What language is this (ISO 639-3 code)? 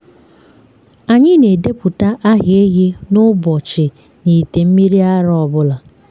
ibo